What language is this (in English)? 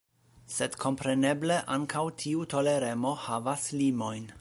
Esperanto